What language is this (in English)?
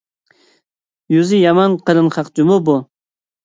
Uyghur